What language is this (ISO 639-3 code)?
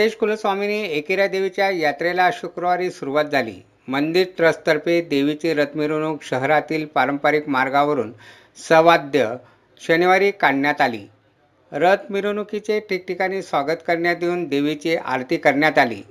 mar